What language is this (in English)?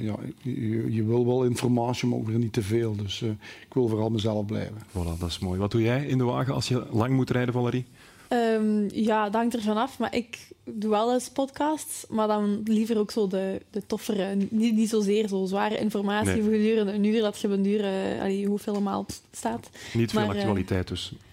Dutch